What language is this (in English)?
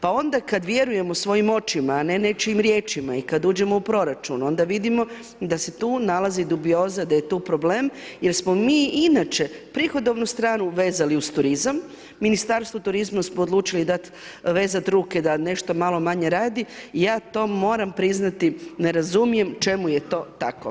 Croatian